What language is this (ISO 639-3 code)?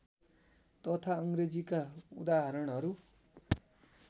nep